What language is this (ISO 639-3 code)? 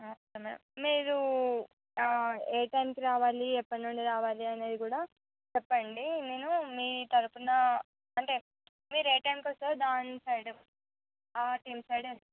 tel